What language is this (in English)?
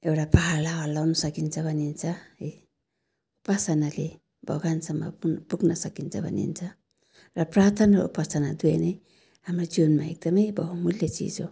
Nepali